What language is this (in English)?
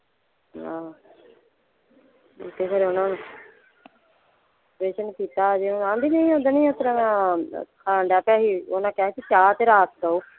Punjabi